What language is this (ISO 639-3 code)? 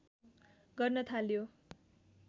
nep